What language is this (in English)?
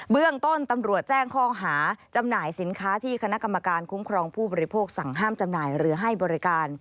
Thai